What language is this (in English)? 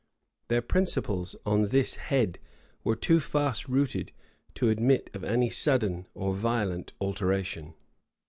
English